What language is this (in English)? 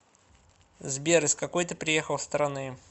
Russian